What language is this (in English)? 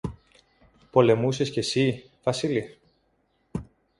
Greek